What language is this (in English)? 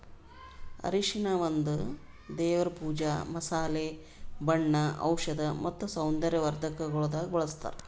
Kannada